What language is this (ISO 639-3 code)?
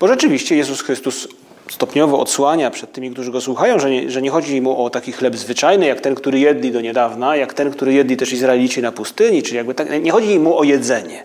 pol